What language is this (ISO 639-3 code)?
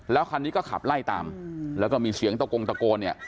tha